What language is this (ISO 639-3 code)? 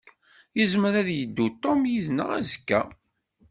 kab